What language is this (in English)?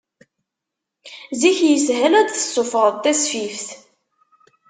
Kabyle